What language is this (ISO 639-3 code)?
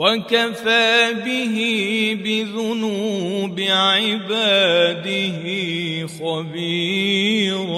ara